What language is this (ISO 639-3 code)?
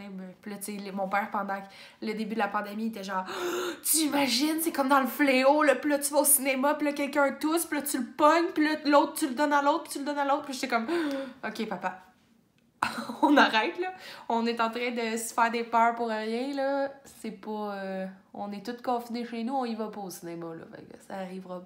fra